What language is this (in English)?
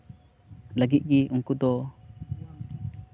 Santali